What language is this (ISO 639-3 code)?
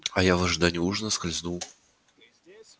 rus